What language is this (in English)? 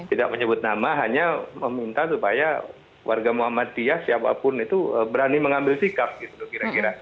Indonesian